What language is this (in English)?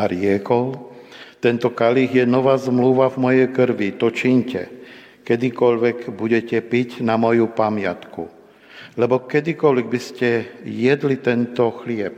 Slovak